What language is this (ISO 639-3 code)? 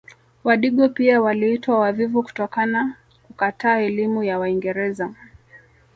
swa